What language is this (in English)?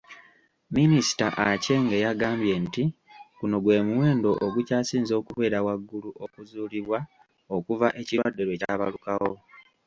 Ganda